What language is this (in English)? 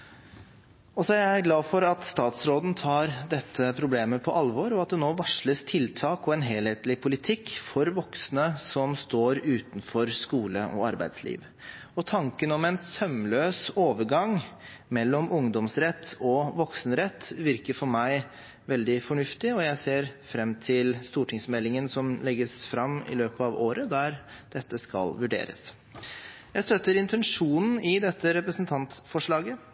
Norwegian Bokmål